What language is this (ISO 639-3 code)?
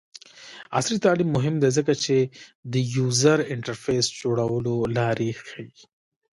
pus